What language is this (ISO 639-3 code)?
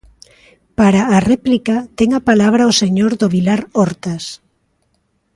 glg